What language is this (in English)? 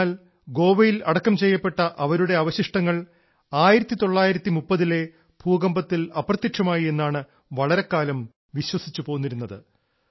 Malayalam